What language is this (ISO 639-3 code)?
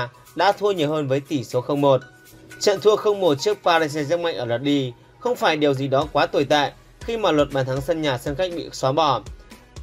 vie